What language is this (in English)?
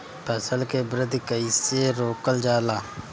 Bhojpuri